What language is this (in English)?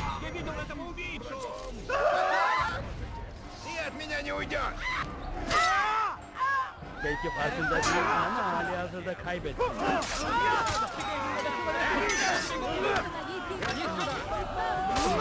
Russian